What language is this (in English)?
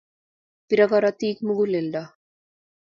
Kalenjin